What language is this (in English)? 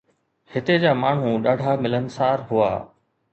Sindhi